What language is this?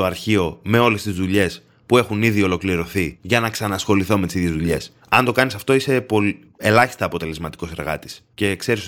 Greek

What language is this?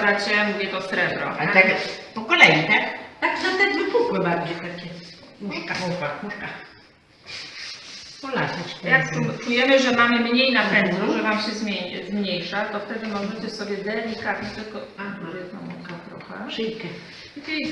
Polish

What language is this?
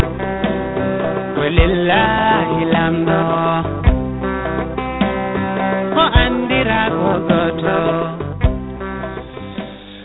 Fula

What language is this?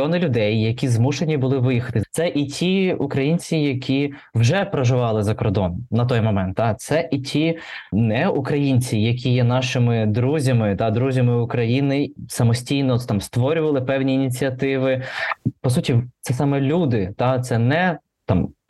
Ukrainian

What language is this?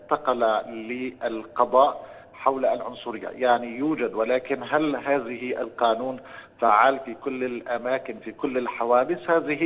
Arabic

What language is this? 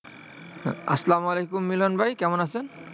Bangla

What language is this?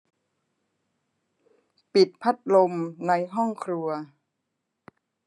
Thai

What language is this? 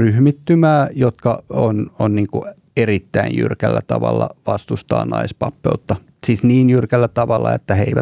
Finnish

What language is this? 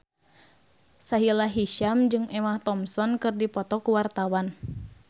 Sundanese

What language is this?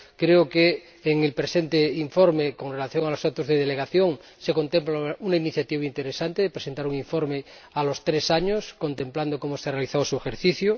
Spanish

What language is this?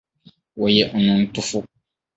Akan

